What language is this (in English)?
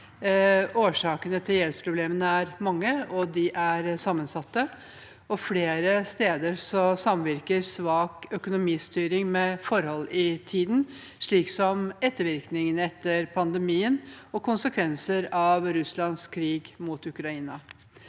Norwegian